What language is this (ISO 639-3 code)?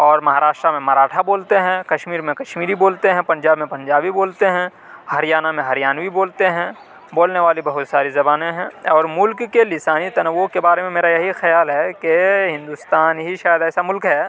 urd